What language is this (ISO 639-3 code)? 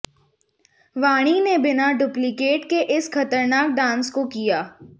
hin